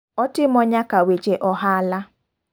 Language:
Luo (Kenya and Tanzania)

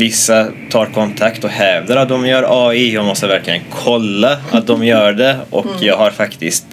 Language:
Swedish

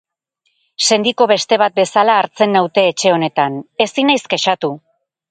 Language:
Basque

